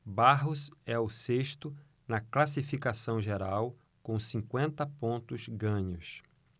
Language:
Portuguese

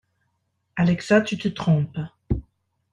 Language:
French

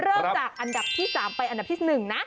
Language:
Thai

